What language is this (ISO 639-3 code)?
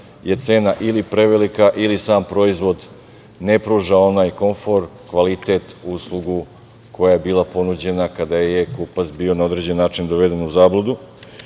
srp